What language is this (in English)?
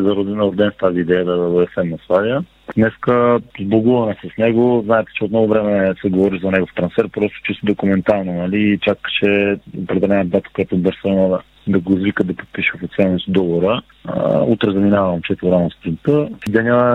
Bulgarian